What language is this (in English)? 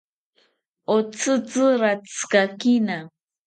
South Ucayali Ashéninka